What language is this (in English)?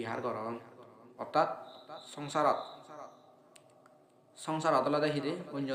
Indonesian